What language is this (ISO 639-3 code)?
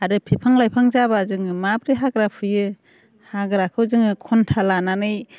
brx